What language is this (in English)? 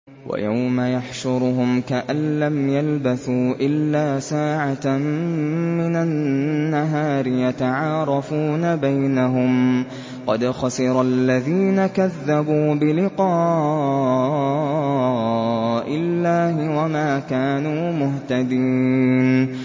Arabic